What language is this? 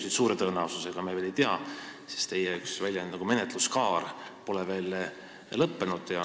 Estonian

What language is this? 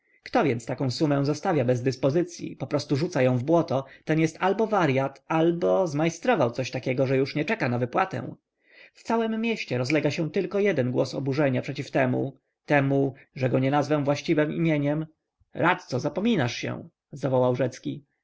Polish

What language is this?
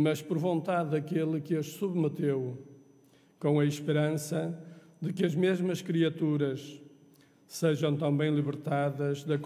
Portuguese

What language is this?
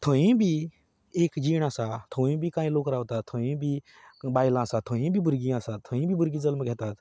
Konkani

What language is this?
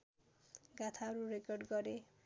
Nepali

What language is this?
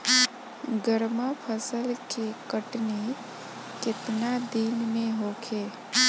Bhojpuri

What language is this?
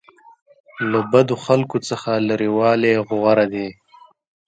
Pashto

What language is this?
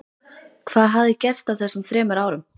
Icelandic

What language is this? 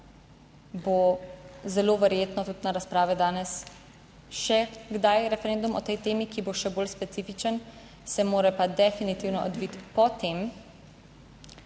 Slovenian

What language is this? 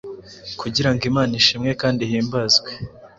Kinyarwanda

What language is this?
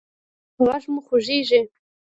Pashto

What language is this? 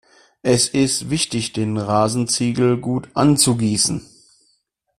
German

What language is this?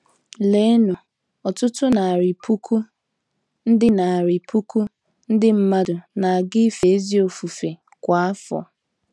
Igbo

